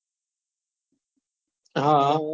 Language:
Gujarati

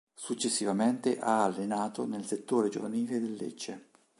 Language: Italian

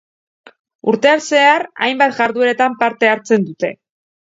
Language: Basque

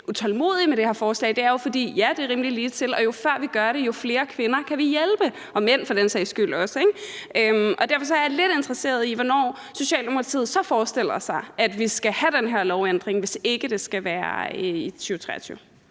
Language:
Danish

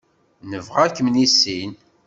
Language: Kabyle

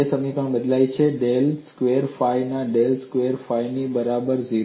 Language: Gujarati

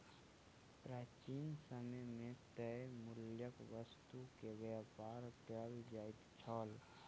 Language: Maithili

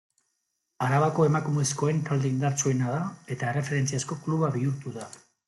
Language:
Basque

